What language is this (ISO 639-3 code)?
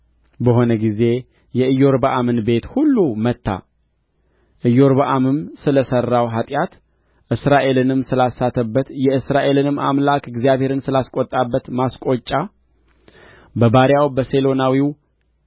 amh